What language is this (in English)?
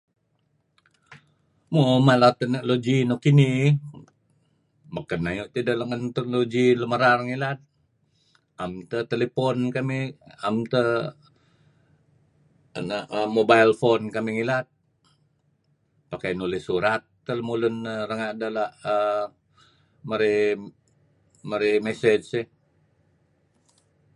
Kelabit